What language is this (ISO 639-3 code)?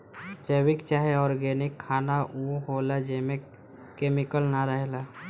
bho